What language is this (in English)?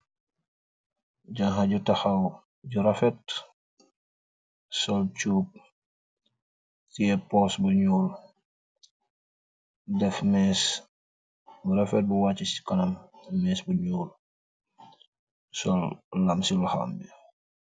Wolof